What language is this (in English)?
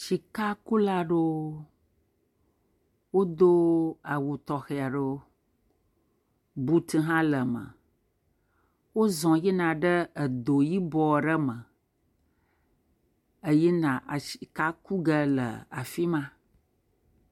Ewe